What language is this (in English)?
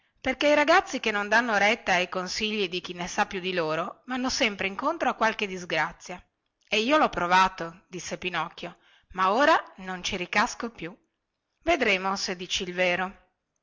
Italian